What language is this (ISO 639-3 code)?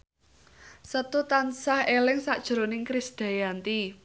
jav